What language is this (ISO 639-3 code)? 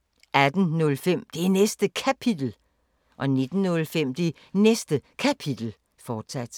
dan